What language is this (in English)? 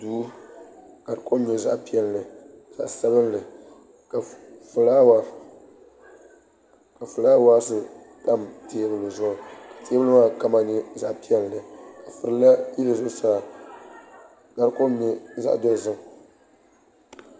Dagbani